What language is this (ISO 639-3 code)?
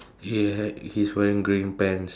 eng